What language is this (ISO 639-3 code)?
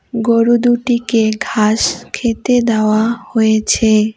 ben